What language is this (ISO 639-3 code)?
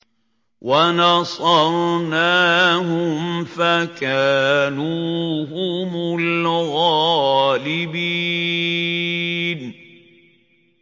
ara